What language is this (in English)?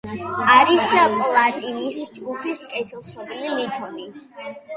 Georgian